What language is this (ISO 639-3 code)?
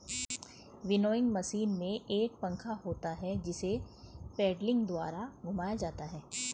hin